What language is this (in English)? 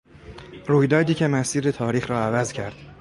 Persian